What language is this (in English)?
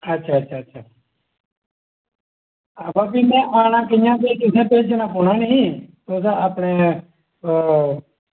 Dogri